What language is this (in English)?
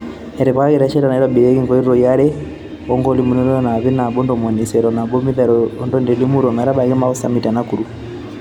Masai